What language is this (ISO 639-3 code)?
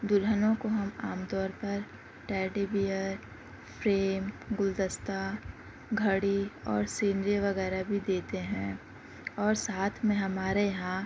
urd